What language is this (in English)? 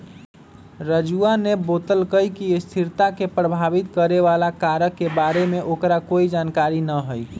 Magahi